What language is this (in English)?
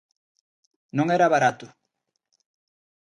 Galician